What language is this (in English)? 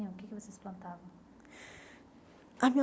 Portuguese